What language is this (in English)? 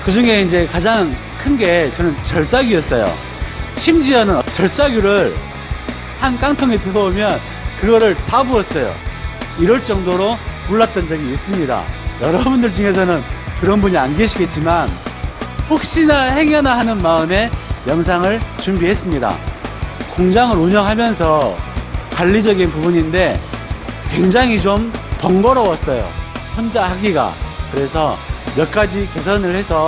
Korean